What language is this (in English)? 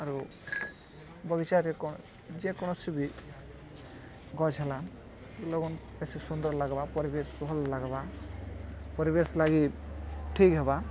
Odia